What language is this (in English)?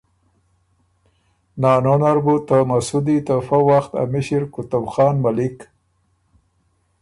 Ormuri